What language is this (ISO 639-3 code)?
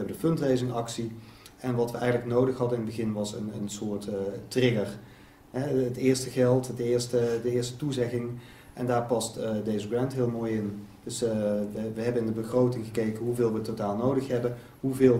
nld